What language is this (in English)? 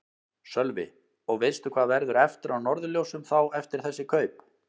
Icelandic